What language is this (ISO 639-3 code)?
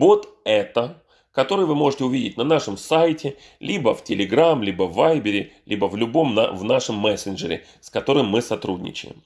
rus